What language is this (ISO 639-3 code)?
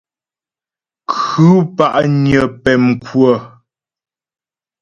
bbj